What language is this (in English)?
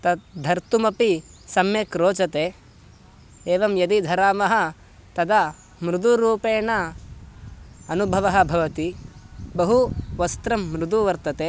Sanskrit